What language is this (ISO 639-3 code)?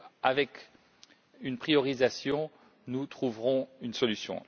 fra